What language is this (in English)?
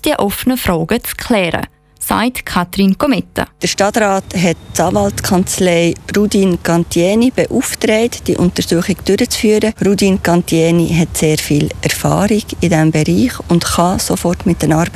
German